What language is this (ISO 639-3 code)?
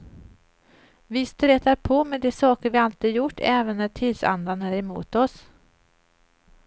swe